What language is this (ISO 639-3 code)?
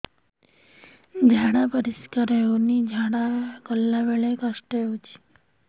ori